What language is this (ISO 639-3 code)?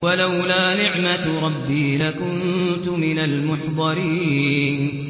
ara